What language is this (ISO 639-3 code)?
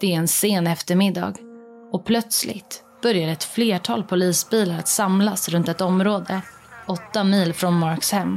swe